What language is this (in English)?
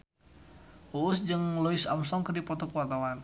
Sundanese